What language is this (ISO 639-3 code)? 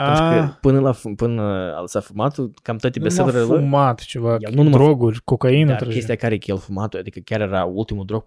ron